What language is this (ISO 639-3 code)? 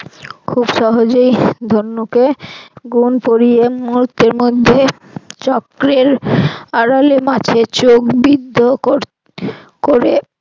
ben